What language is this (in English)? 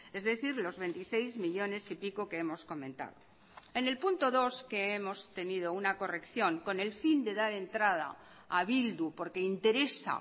Spanish